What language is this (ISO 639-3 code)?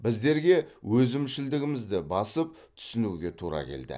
kaz